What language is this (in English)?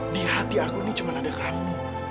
Indonesian